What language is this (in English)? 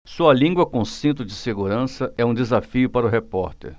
Portuguese